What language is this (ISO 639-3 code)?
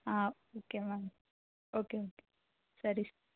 kan